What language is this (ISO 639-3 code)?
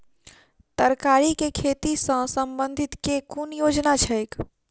mai